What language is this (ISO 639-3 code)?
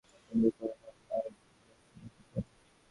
ben